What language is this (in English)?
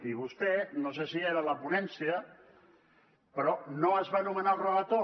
Catalan